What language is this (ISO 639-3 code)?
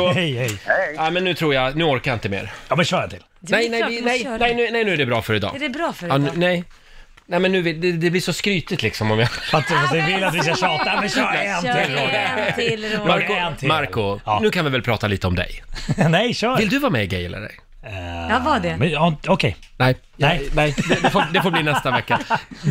swe